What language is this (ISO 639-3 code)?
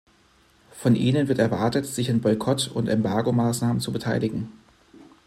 deu